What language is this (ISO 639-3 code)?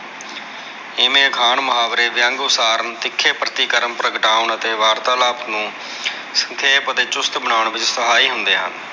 pan